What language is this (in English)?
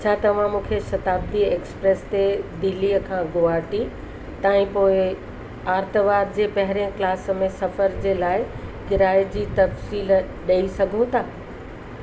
Sindhi